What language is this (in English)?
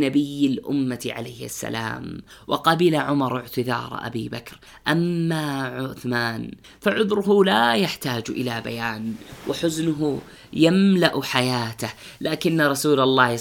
Arabic